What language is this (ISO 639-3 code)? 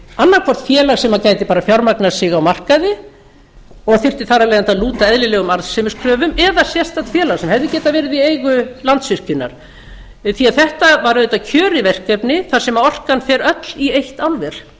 isl